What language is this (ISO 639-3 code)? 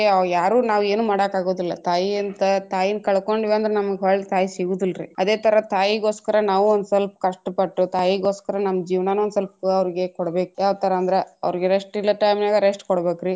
kan